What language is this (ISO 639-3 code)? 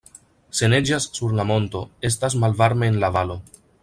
epo